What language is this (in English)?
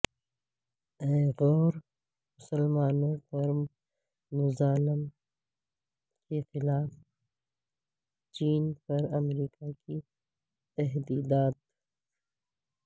Urdu